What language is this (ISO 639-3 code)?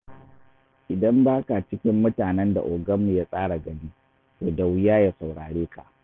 hau